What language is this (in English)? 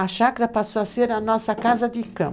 Portuguese